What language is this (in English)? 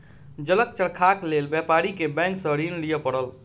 Maithili